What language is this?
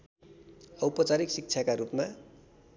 Nepali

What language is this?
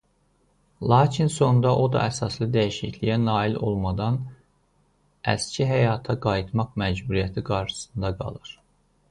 Azerbaijani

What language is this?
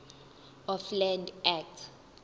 Zulu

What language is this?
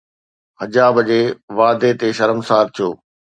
Sindhi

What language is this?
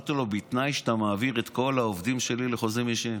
Hebrew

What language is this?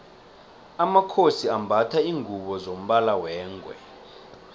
South Ndebele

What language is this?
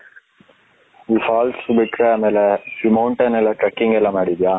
Kannada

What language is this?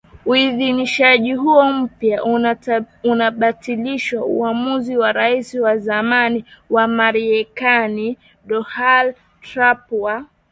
Swahili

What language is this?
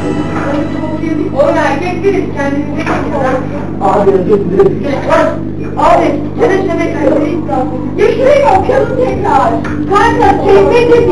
Turkish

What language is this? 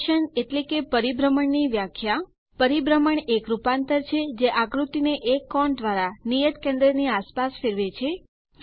Gujarati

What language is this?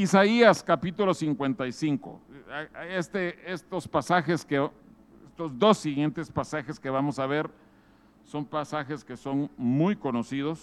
Spanish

